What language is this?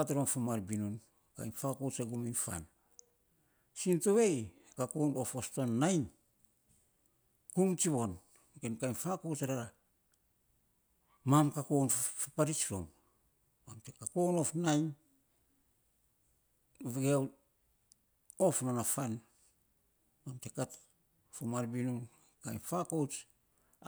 Saposa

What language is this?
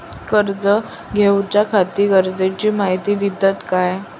Marathi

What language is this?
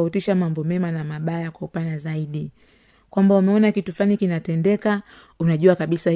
Swahili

